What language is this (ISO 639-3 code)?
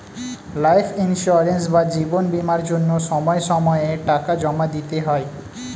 ben